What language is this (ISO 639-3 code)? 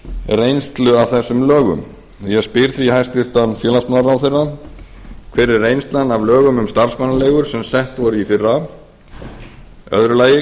isl